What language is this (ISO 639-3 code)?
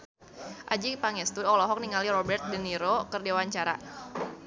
sun